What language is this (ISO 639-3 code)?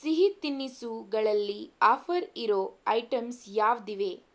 kan